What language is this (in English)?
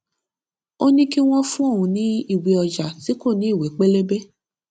Yoruba